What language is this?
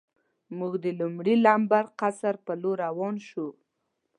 Pashto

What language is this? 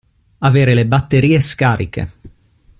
Italian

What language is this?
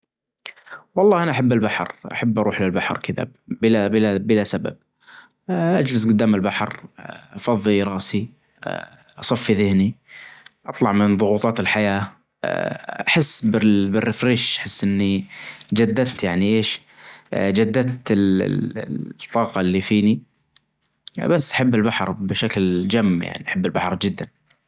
Najdi Arabic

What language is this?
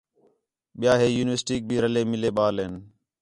Khetrani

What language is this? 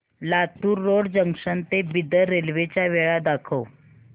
Marathi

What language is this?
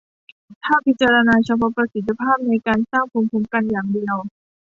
Thai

